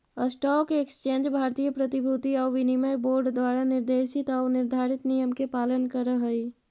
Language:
Magahi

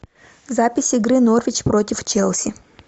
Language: Russian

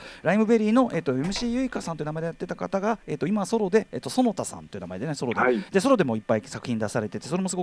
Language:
Japanese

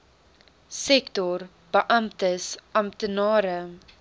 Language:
Afrikaans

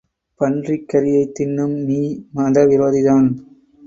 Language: Tamil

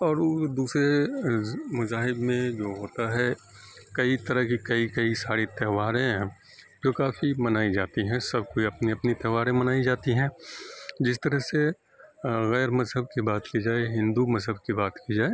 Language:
Urdu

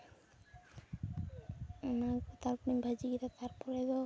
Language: Santali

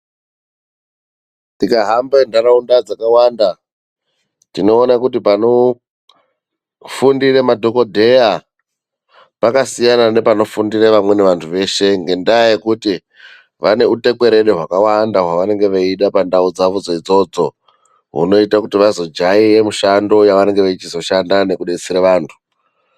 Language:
Ndau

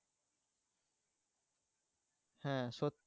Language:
Bangla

